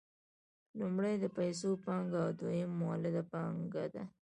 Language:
Pashto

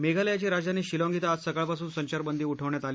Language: Marathi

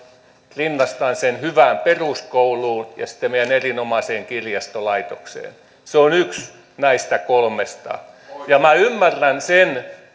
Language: Finnish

